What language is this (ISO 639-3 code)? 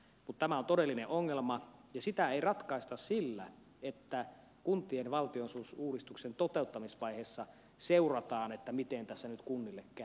fin